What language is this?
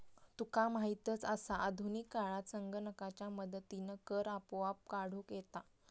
Marathi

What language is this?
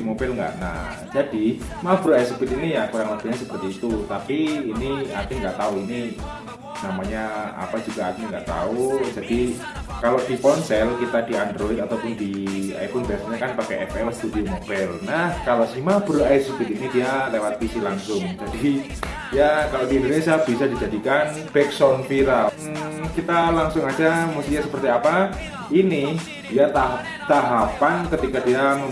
Indonesian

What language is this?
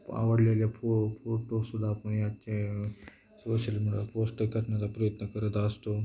Marathi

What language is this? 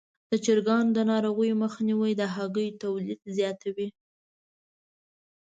Pashto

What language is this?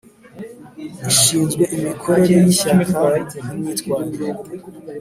Kinyarwanda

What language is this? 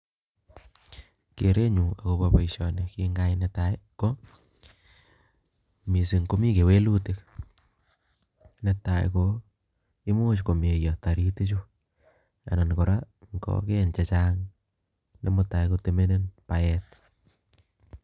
Kalenjin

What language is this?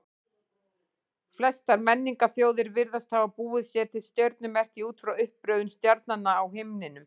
Icelandic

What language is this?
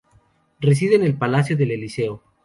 Spanish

